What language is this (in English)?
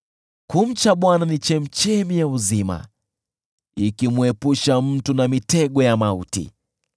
Swahili